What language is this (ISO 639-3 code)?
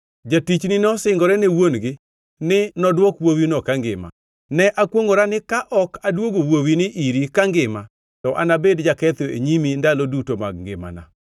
luo